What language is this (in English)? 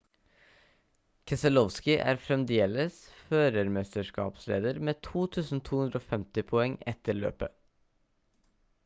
Norwegian Bokmål